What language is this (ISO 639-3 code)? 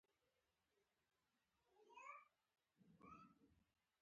pus